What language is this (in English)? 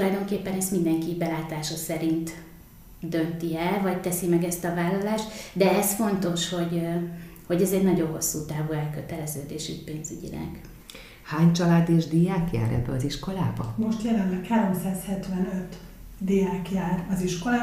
Hungarian